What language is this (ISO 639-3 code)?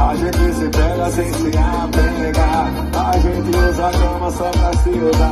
ara